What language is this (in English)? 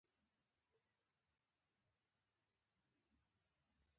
Pashto